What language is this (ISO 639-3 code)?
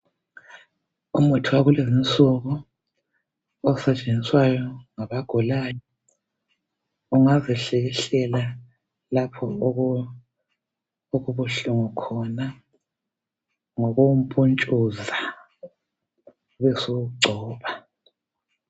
nde